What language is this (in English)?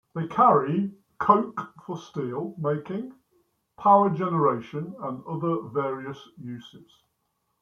English